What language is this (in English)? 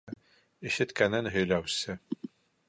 Bashkir